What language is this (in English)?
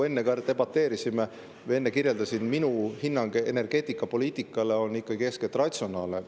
Estonian